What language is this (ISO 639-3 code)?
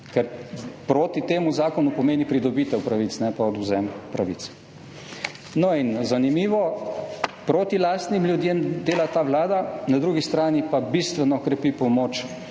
slv